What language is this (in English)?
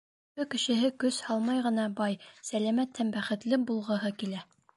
Bashkir